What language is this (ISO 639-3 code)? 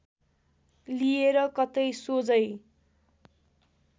nep